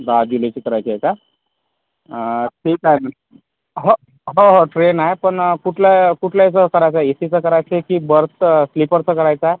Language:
Marathi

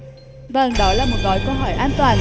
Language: Vietnamese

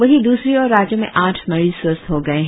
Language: Hindi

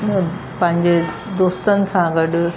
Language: Sindhi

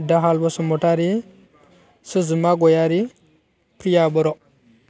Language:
Bodo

